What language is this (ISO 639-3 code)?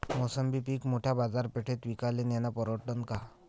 mar